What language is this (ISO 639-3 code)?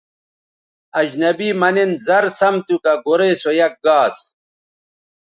btv